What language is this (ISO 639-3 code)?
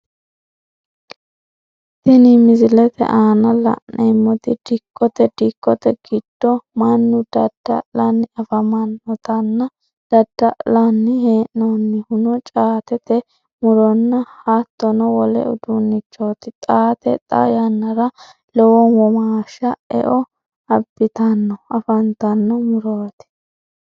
sid